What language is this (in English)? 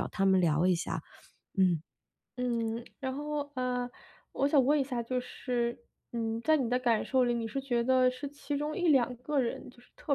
Chinese